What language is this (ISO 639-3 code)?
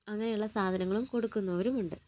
mal